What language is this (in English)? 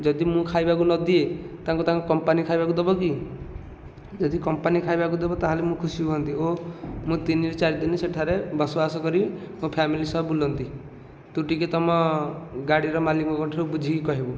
Odia